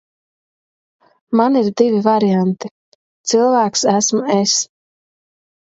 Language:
Latvian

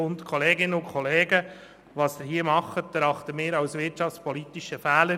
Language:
Swiss German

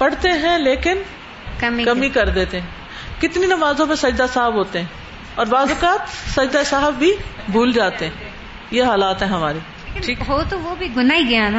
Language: Urdu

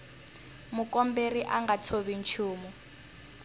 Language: Tsonga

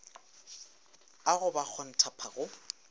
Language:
Northern Sotho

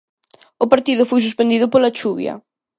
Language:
Galician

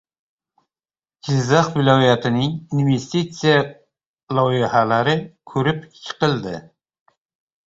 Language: Uzbek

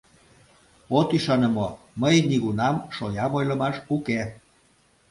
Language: Mari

